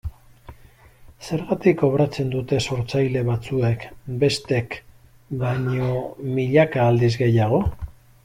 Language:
Basque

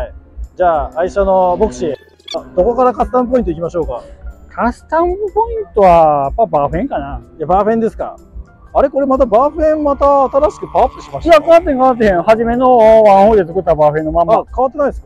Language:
Japanese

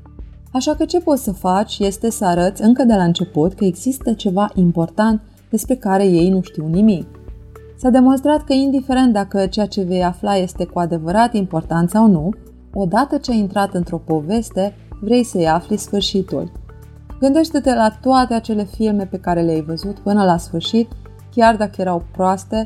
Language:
Romanian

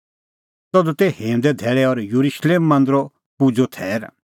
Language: Kullu Pahari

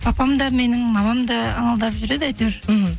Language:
Kazakh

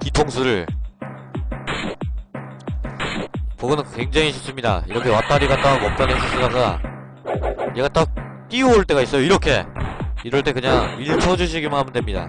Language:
Korean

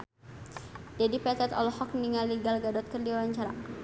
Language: Sundanese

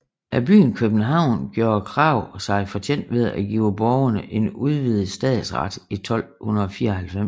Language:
Danish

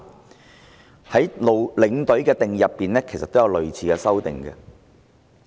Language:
Cantonese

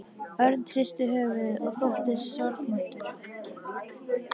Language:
Icelandic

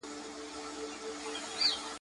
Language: Pashto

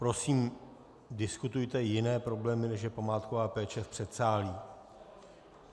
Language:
Czech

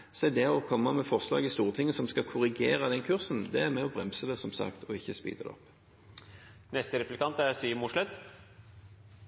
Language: Norwegian Bokmål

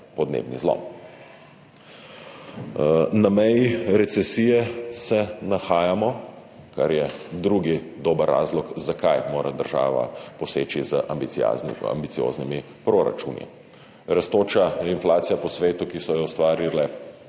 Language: Slovenian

